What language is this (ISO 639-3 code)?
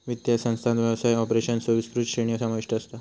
mar